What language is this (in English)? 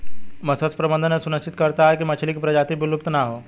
Hindi